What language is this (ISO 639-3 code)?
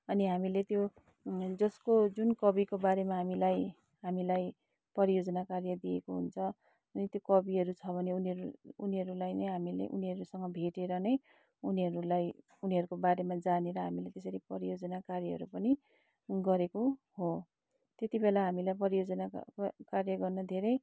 nep